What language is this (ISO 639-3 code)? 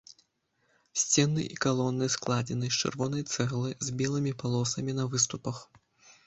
bel